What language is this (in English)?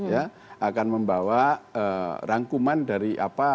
Indonesian